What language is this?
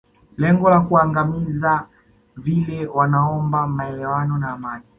Swahili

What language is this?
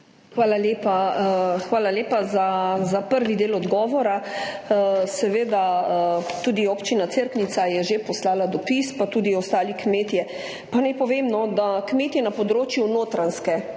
Slovenian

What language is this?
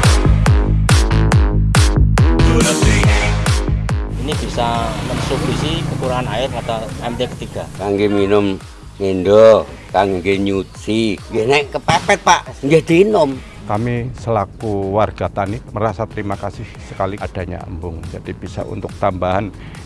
Indonesian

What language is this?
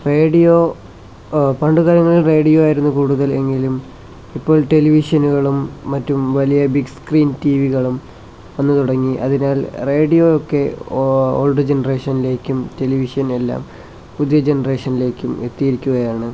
Malayalam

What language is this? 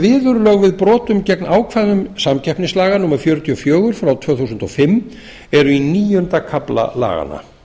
Icelandic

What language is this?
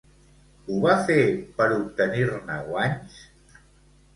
Catalan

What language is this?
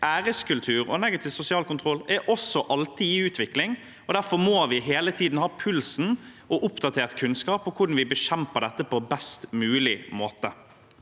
Norwegian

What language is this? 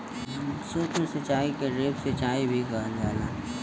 Bhojpuri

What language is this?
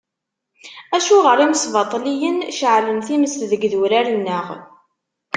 Kabyle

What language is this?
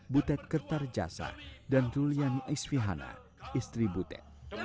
Indonesian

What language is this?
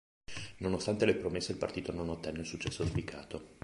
Italian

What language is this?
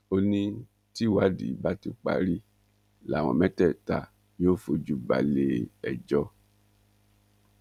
Yoruba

